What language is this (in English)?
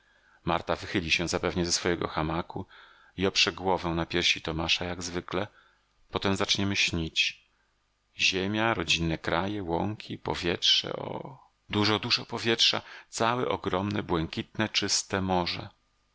Polish